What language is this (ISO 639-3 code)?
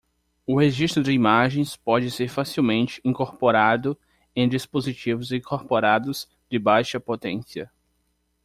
por